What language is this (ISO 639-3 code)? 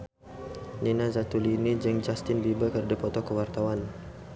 sun